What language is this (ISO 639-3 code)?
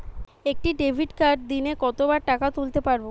ben